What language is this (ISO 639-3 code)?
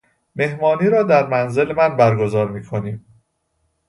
fas